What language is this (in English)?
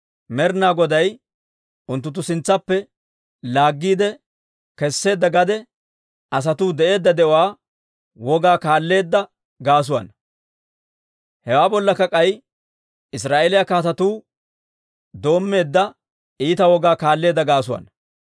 Dawro